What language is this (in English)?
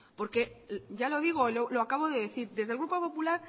Spanish